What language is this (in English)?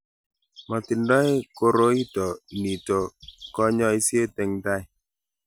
Kalenjin